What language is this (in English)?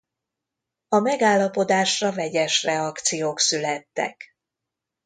Hungarian